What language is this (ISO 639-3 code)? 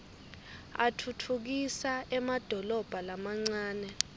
ssw